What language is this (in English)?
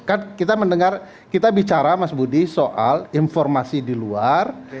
Indonesian